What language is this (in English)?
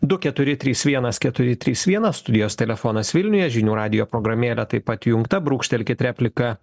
Lithuanian